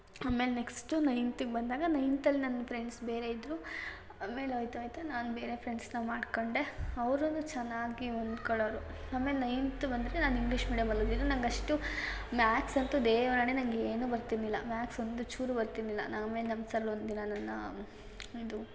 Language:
Kannada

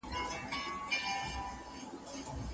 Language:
Pashto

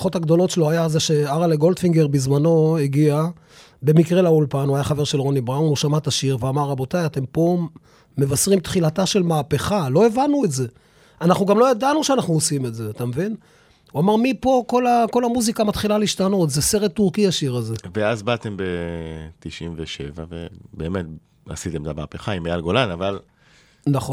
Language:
Hebrew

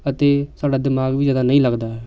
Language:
Punjabi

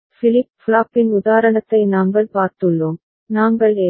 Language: Tamil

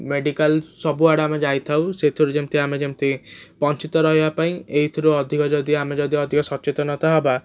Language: Odia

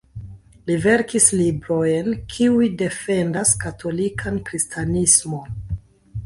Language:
Esperanto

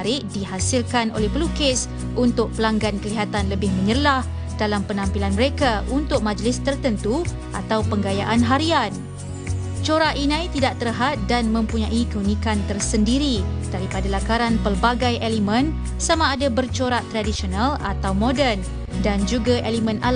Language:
Malay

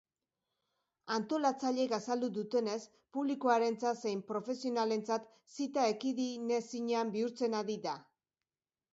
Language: Basque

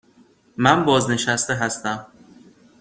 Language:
Persian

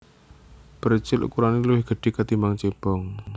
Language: Javanese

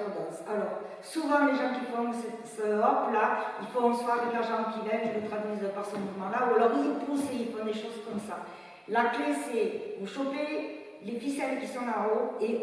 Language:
French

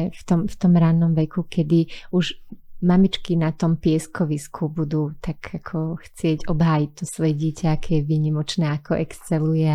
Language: Slovak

